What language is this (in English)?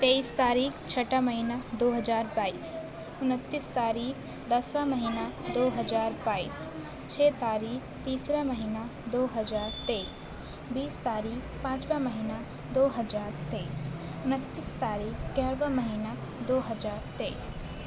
Urdu